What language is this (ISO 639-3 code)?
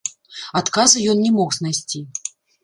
bel